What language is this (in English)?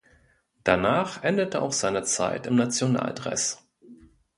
German